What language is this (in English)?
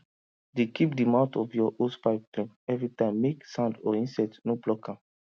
Nigerian Pidgin